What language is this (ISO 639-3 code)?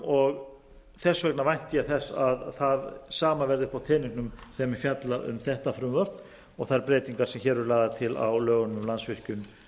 isl